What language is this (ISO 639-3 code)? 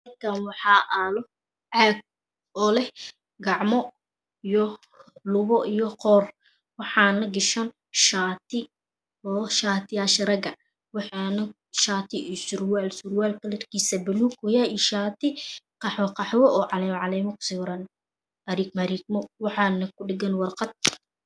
som